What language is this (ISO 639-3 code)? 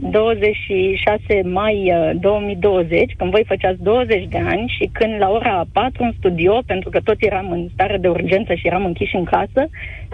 ron